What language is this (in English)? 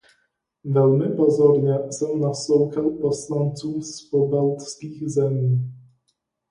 Czech